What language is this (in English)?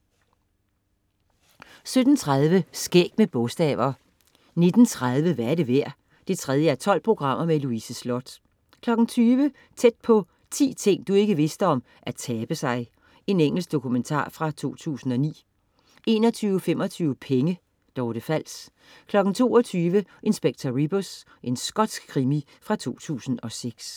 Danish